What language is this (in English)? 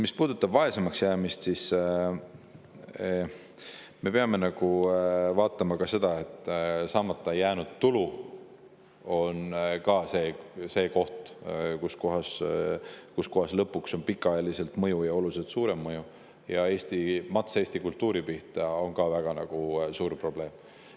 Estonian